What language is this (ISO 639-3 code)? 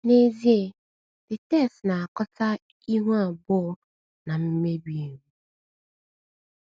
ibo